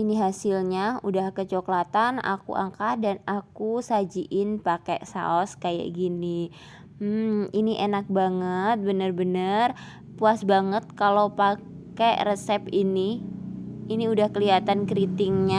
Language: Indonesian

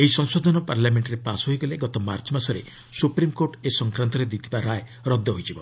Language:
Odia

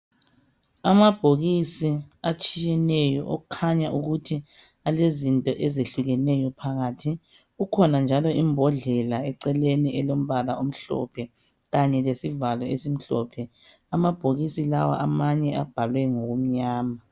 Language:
North Ndebele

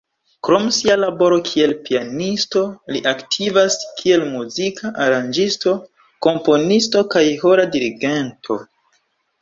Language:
Esperanto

